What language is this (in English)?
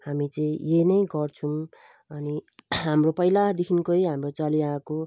Nepali